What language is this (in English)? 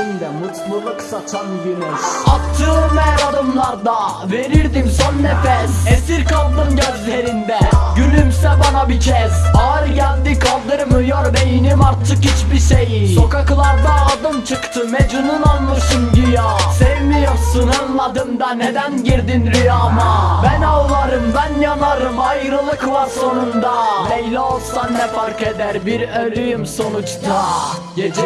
Turkish